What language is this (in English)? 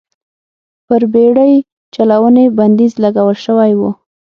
Pashto